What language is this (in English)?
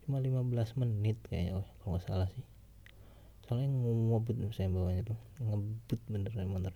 Indonesian